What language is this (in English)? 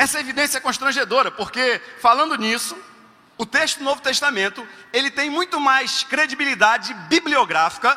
Portuguese